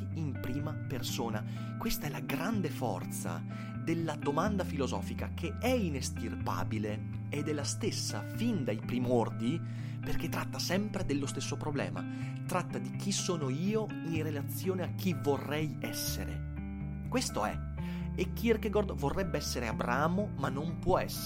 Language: Italian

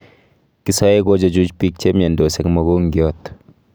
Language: Kalenjin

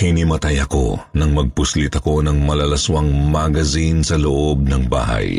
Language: Filipino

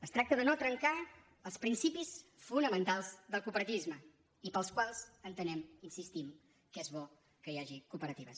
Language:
Catalan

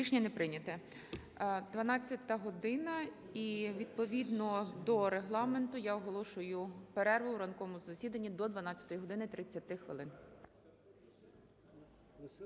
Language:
Ukrainian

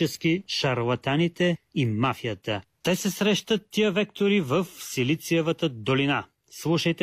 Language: Bulgarian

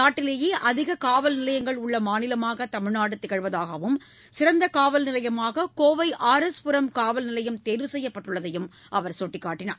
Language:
Tamil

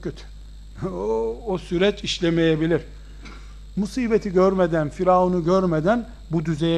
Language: Turkish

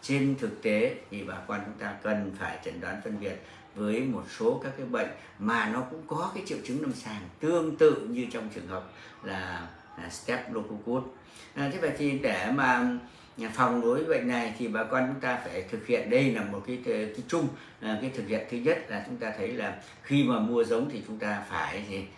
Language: Vietnamese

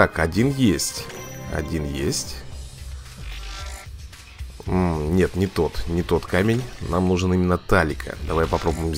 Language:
Russian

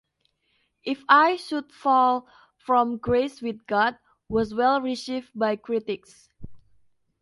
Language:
English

